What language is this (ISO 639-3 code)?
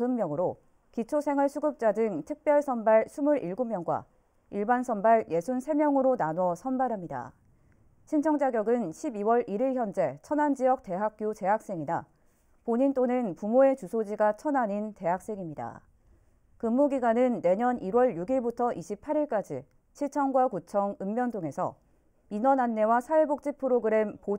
kor